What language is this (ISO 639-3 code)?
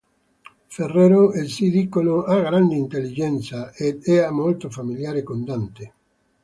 ita